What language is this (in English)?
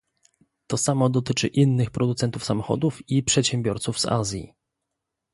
Polish